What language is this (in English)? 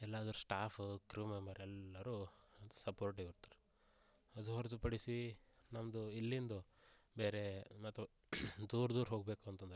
Kannada